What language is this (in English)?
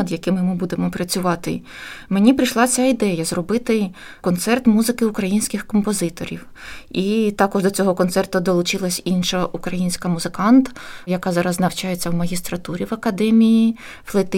Ukrainian